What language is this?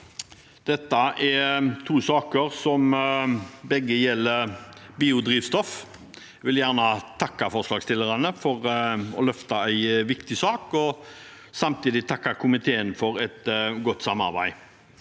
Norwegian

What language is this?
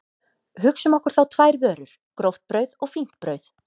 Icelandic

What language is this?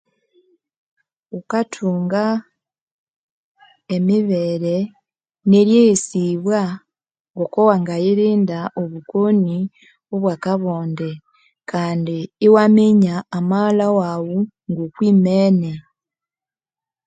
Konzo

